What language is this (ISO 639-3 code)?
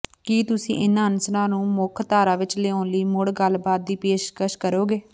pan